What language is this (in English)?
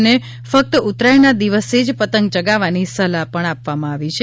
Gujarati